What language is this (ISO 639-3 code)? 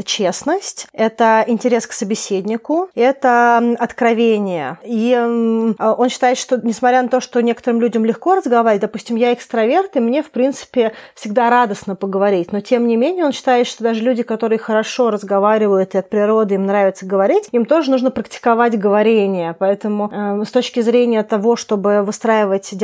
rus